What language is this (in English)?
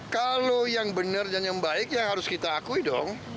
Indonesian